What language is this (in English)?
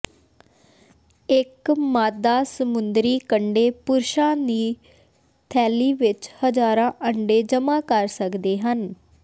Punjabi